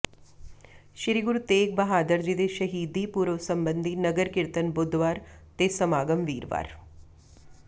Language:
Punjabi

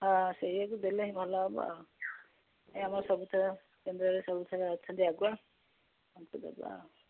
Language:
Odia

